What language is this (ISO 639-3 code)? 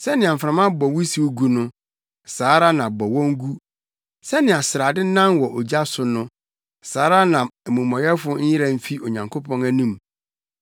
aka